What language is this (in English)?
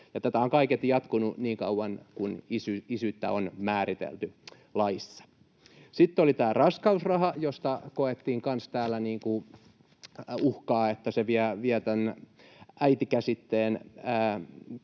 Finnish